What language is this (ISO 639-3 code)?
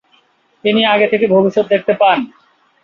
ben